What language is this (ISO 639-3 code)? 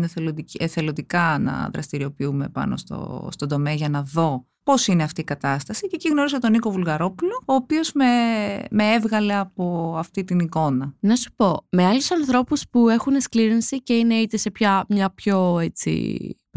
ell